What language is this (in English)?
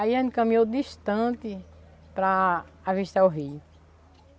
Portuguese